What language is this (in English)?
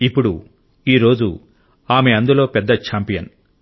Telugu